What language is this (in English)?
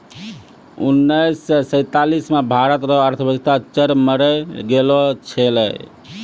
Maithili